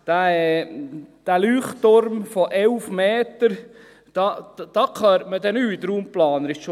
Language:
Swiss German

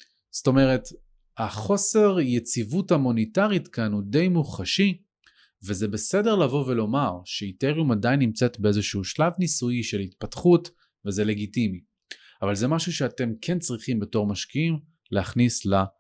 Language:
Hebrew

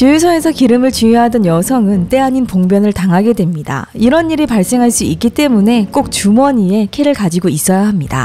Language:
Korean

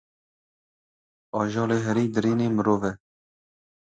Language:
Kurdish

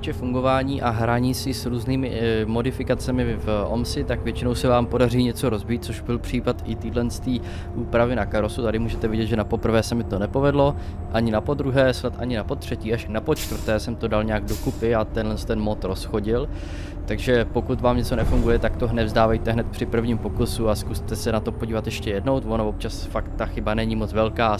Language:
Czech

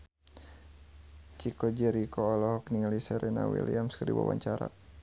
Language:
Sundanese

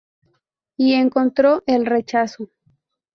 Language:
Spanish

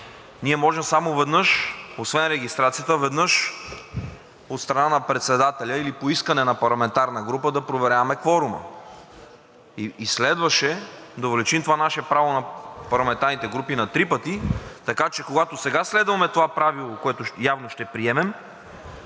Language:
Bulgarian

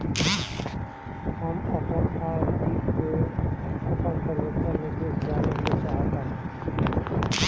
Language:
Bhojpuri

